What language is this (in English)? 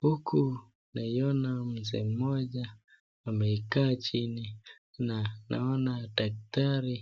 Swahili